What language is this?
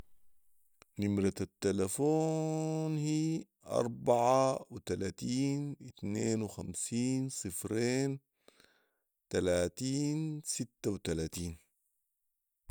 Sudanese Arabic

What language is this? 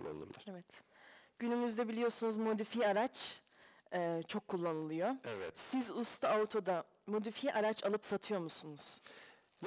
Turkish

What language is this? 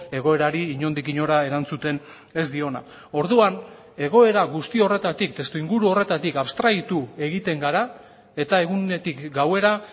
Basque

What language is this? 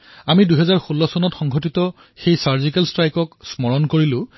Assamese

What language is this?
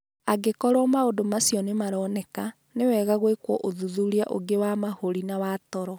Kikuyu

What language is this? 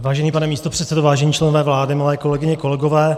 Czech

